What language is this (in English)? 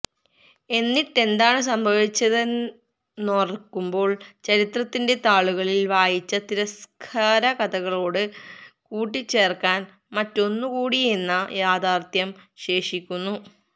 Malayalam